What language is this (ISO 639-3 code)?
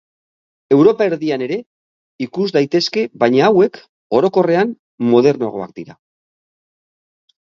eus